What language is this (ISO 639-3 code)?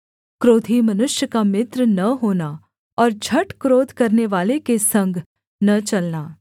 hin